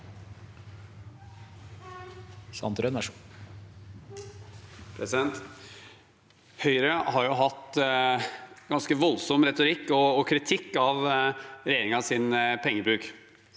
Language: Norwegian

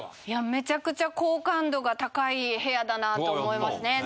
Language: Japanese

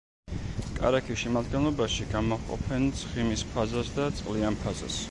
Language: Georgian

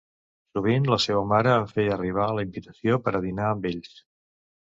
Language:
Catalan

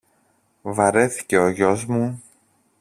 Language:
Greek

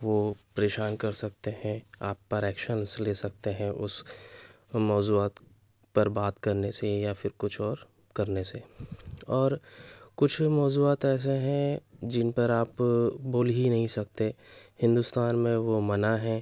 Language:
Urdu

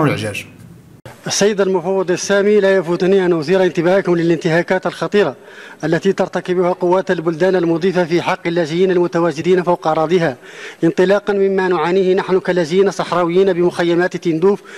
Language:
Arabic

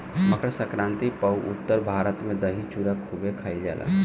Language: Bhojpuri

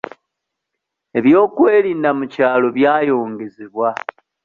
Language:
Ganda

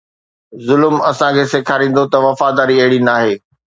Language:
Sindhi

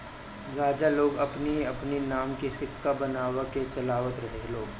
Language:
Bhojpuri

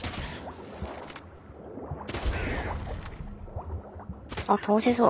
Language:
Japanese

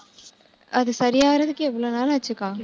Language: Tamil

